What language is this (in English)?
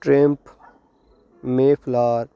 Punjabi